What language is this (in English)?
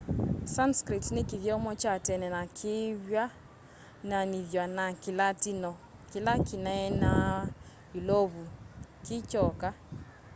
Kamba